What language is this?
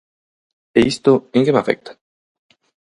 Galician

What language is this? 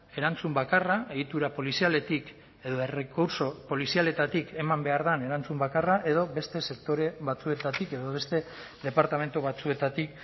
Basque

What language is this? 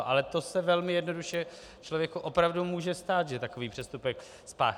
Czech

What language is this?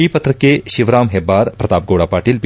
Kannada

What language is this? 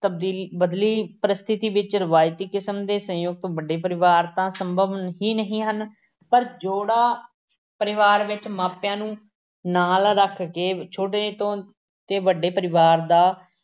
Punjabi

